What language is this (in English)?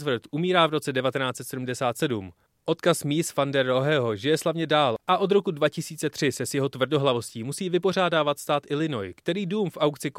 Czech